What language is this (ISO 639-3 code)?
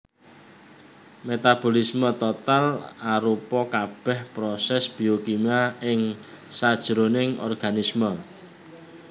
jav